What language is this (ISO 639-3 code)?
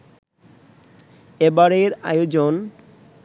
ben